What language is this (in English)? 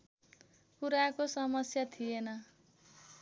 Nepali